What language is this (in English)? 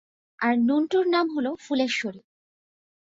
Bangla